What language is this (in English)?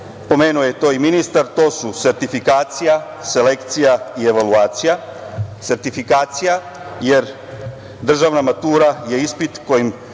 Serbian